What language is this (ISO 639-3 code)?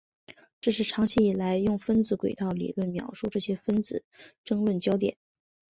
zho